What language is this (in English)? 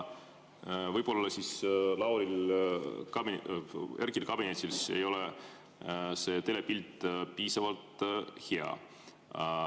Estonian